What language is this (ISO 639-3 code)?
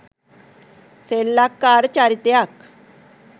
sin